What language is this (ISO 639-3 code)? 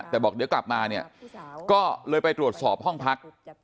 tha